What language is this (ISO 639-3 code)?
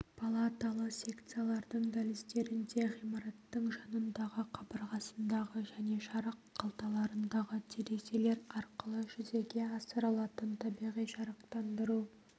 kaz